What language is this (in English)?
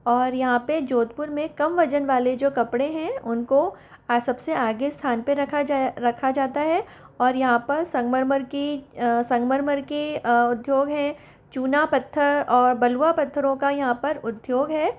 Hindi